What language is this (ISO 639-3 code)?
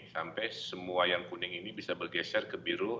ind